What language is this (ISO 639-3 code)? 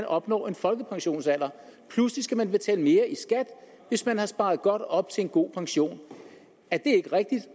dan